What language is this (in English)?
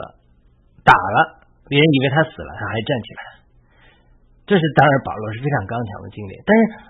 Chinese